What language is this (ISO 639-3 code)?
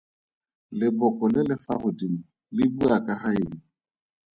tsn